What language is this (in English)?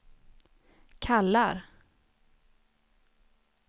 Swedish